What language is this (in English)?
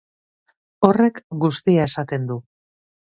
Basque